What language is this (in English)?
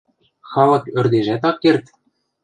Western Mari